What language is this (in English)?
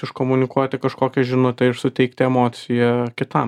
Lithuanian